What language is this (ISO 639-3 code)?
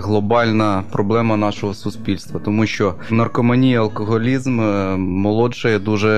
ukr